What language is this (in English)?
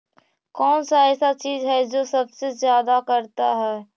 Magahi